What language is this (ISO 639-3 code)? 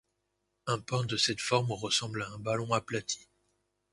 fra